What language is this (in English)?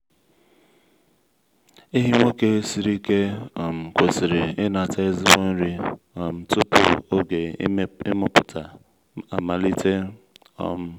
Igbo